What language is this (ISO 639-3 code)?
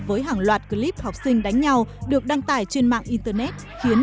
vie